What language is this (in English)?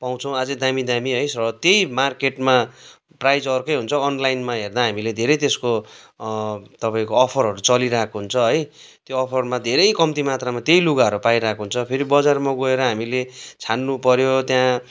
Nepali